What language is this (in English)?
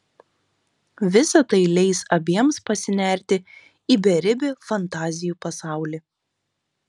Lithuanian